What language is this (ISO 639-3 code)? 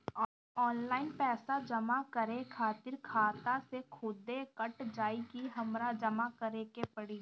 bho